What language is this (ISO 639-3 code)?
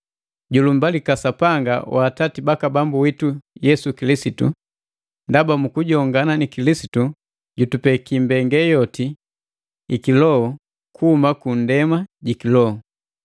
mgv